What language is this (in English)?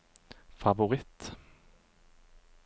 Norwegian